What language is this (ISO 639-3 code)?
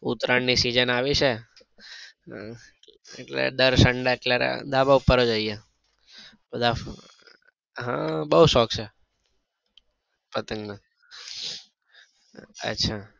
guj